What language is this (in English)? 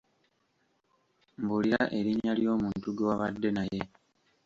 Ganda